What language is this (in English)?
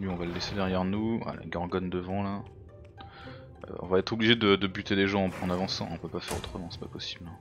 French